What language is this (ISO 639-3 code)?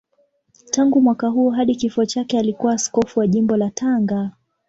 swa